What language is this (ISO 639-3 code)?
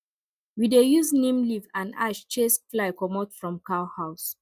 pcm